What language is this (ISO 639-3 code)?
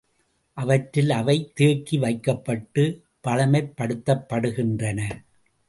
tam